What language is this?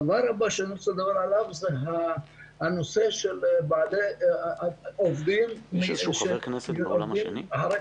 Hebrew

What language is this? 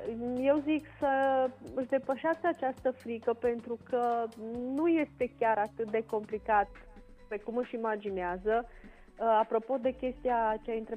Romanian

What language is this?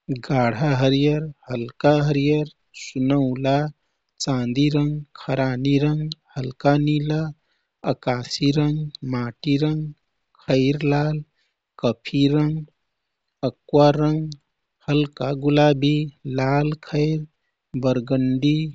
Kathoriya Tharu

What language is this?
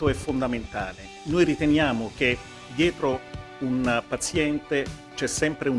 Italian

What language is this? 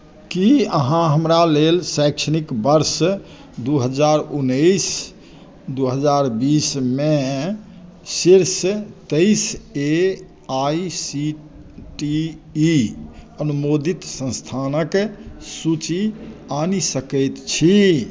Maithili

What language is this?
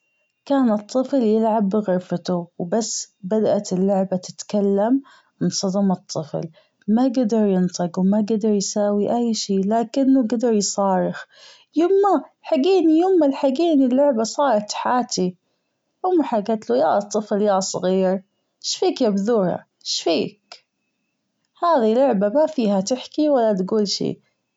Gulf Arabic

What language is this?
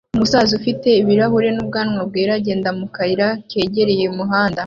Kinyarwanda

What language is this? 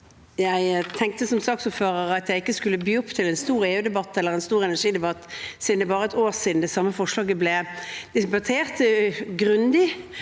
Norwegian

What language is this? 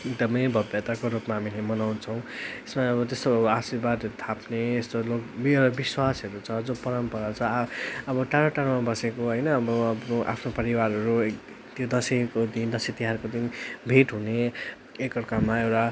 Nepali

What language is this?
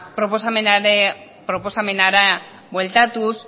Basque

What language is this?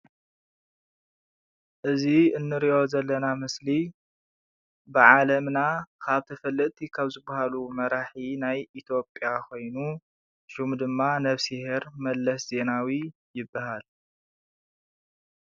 Tigrinya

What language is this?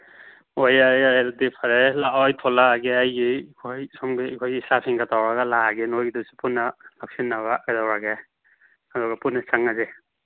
Manipuri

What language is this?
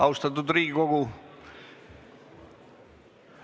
Estonian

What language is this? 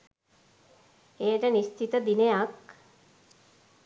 Sinhala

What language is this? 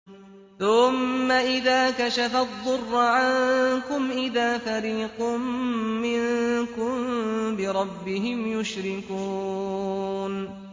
Arabic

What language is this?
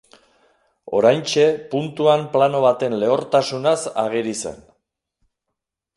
Basque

